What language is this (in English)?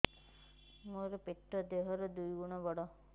Odia